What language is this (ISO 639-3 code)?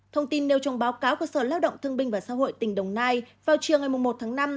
vie